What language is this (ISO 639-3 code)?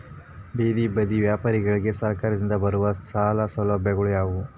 kan